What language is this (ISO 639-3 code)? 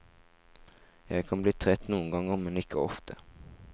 nor